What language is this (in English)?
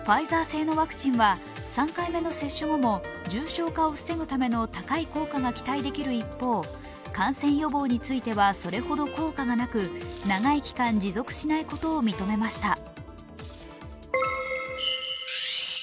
Japanese